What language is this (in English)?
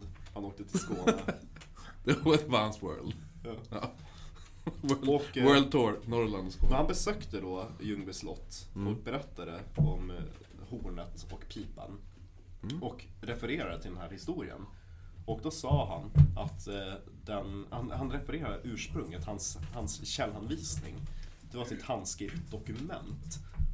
Swedish